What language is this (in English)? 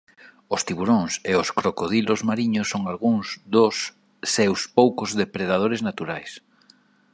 Galician